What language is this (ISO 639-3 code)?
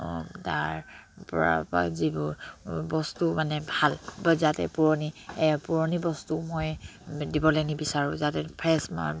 asm